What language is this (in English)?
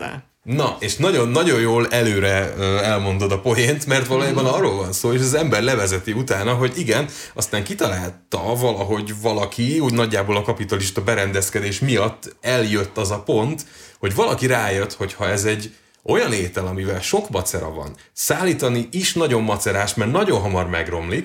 Hungarian